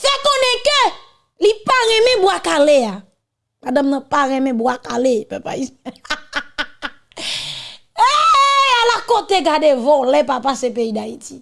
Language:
French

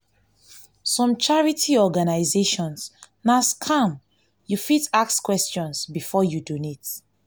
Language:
Nigerian Pidgin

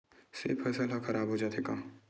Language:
Chhattisgarhi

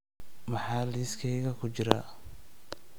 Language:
Somali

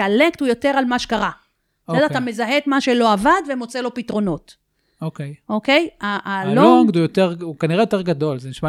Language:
Hebrew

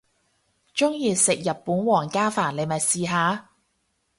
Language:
Cantonese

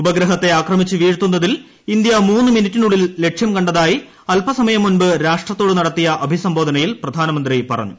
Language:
Malayalam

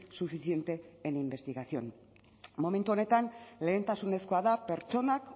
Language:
Basque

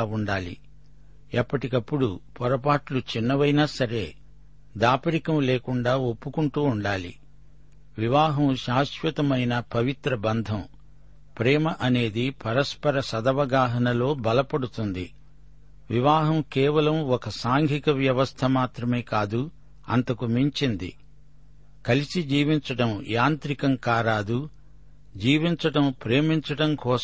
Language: Telugu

